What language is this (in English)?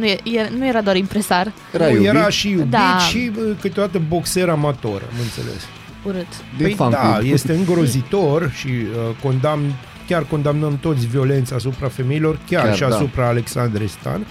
Romanian